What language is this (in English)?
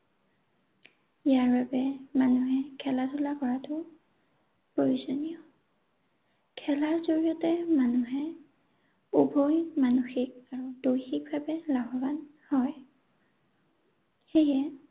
Assamese